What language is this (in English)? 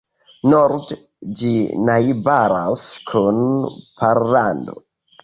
Esperanto